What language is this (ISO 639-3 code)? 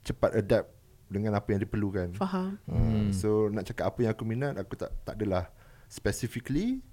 msa